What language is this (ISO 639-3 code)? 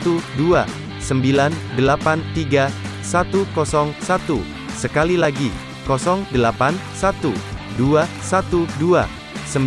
ind